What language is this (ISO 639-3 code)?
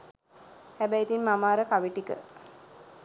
sin